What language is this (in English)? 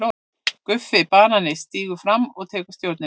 Icelandic